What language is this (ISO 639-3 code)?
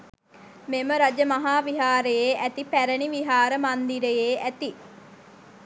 sin